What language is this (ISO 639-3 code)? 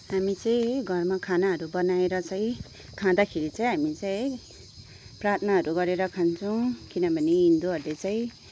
nep